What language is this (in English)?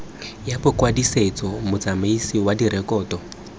Tswana